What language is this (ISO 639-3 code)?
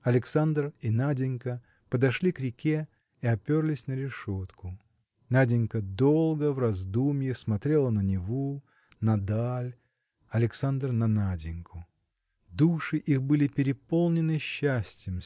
rus